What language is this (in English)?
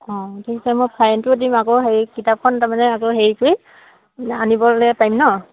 Assamese